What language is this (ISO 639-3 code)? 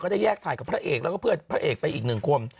tha